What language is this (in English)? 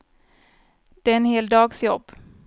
Swedish